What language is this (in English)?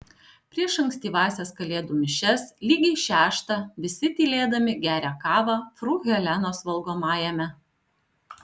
Lithuanian